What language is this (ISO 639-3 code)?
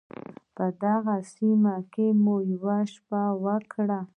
pus